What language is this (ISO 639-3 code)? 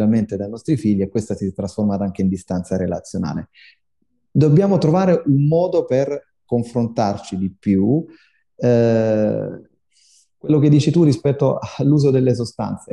ita